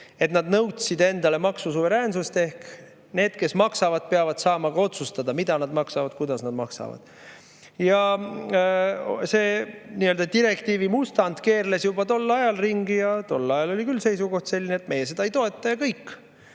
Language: Estonian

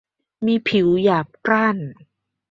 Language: Thai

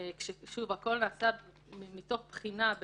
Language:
Hebrew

